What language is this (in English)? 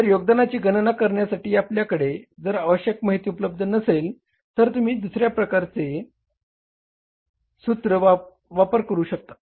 Marathi